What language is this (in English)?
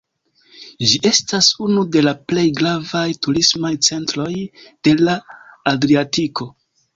Esperanto